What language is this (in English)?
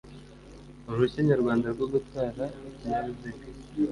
Kinyarwanda